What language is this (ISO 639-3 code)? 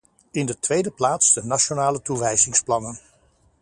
nld